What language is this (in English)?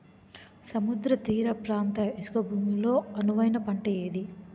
Telugu